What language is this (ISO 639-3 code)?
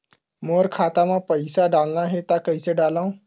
hne